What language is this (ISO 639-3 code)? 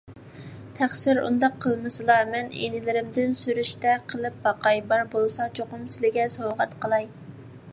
uig